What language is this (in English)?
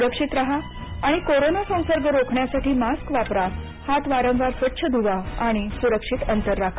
Marathi